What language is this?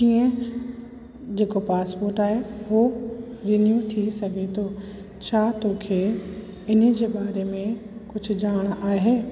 Sindhi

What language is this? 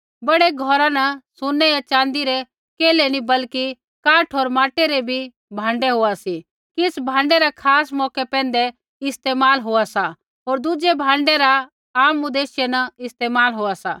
Kullu Pahari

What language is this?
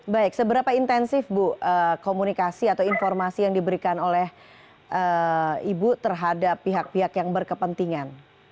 Indonesian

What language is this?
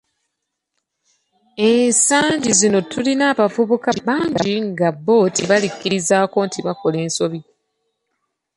Ganda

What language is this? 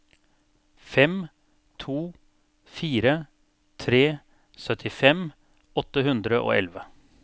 Norwegian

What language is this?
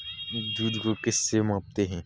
Hindi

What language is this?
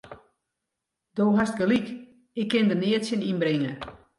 Western Frisian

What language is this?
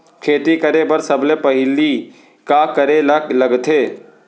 Chhattisgarhi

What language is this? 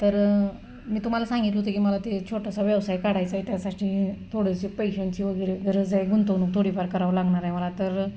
Marathi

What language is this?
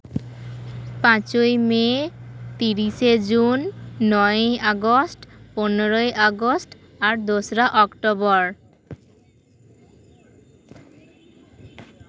Santali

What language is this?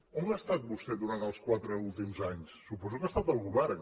Catalan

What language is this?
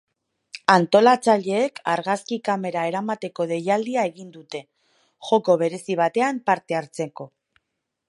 Basque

